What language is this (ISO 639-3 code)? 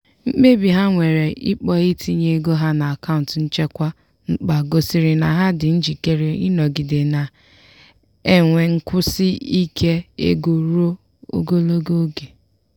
ibo